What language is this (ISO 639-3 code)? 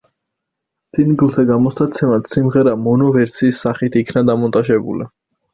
kat